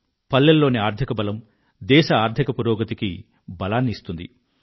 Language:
Telugu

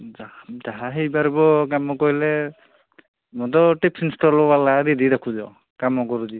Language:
Odia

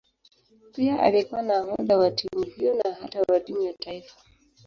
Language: Swahili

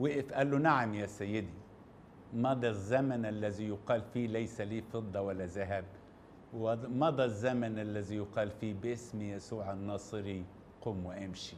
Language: Arabic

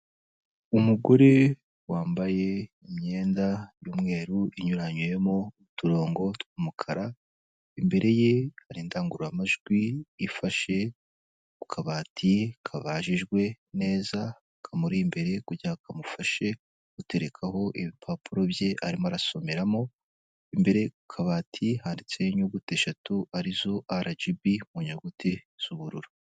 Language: Kinyarwanda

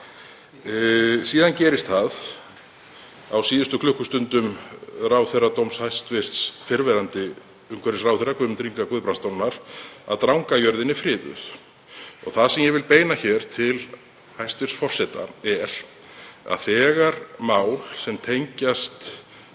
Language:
Icelandic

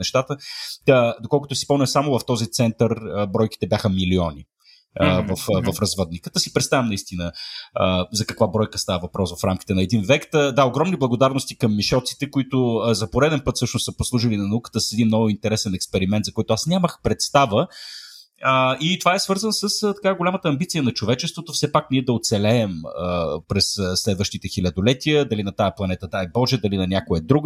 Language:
Bulgarian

